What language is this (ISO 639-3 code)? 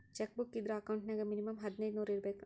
kan